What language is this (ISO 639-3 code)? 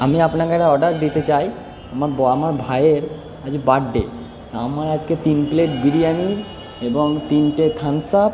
ben